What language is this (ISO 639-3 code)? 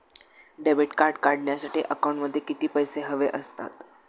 mar